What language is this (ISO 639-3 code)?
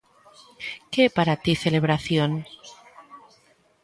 glg